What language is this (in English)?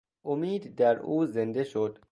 Persian